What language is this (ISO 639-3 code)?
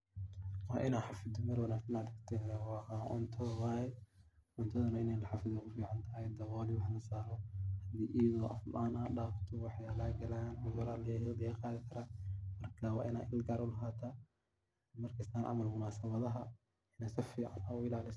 som